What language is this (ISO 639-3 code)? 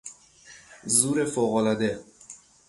fas